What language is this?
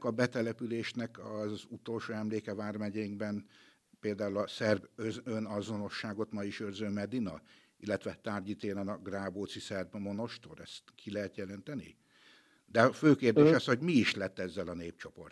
Hungarian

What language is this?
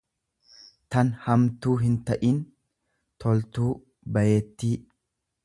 Oromo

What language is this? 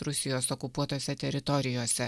Lithuanian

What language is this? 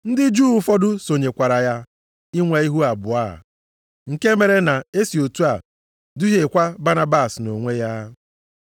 Igbo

